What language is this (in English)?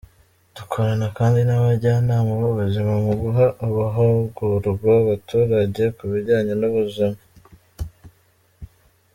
Kinyarwanda